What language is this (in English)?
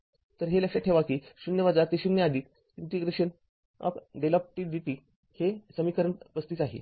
Marathi